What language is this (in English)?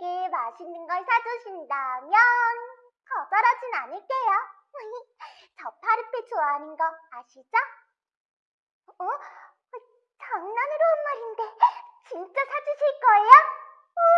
Korean